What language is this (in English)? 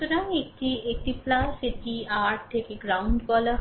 Bangla